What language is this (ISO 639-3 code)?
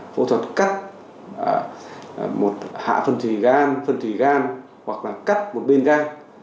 vie